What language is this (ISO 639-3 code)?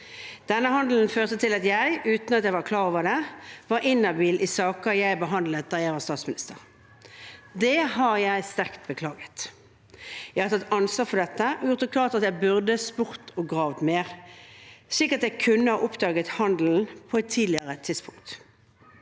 nor